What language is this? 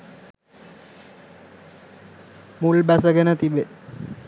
Sinhala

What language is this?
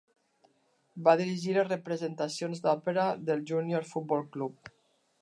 Catalan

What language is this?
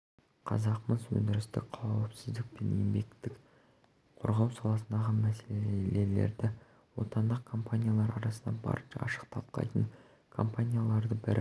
Kazakh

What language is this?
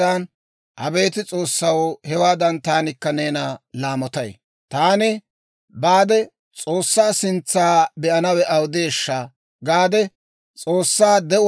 Dawro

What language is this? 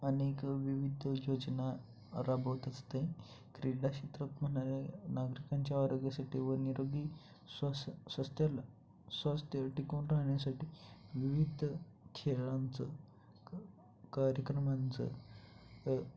Marathi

